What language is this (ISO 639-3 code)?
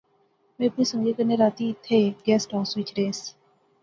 phr